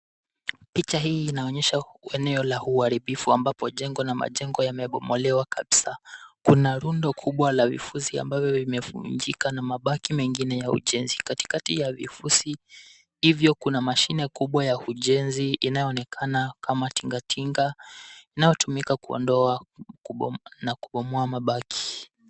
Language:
Swahili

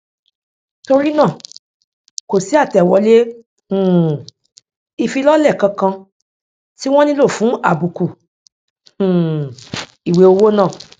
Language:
Yoruba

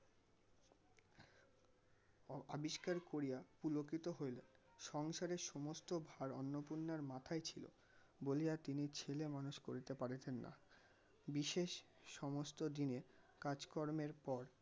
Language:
Bangla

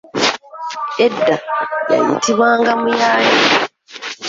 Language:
Ganda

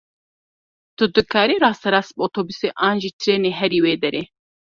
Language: Kurdish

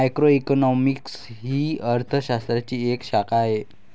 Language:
Marathi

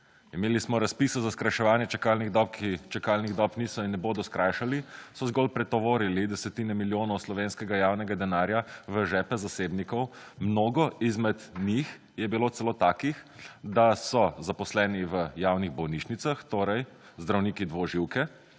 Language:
Slovenian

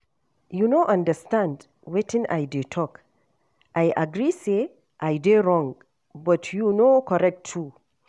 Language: Nigerian Pidgin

